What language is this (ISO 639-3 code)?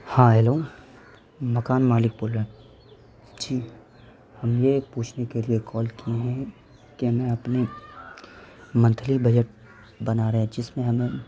urd